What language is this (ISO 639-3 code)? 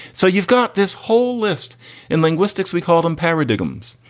eng